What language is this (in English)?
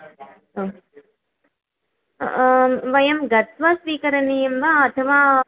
Sanskrit